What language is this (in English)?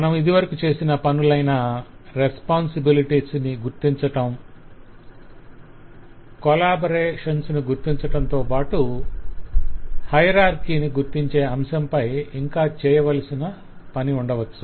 Telugu